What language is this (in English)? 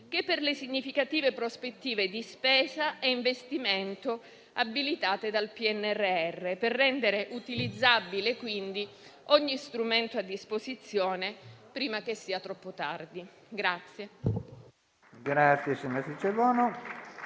Italian